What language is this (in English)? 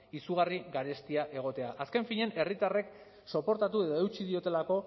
Basque